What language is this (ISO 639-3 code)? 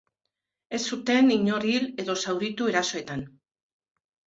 eus